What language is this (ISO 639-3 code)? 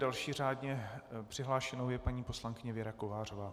ces